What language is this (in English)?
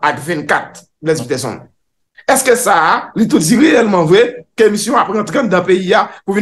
French